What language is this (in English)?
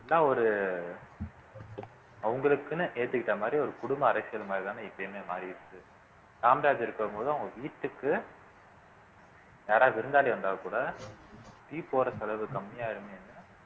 Tamil